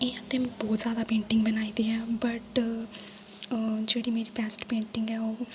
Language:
Dogri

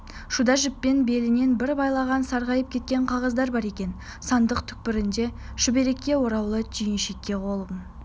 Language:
Kazakh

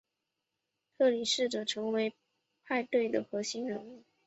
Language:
Chinese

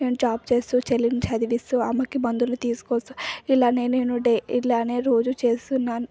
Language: Telugu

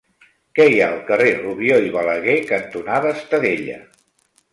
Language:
Catalan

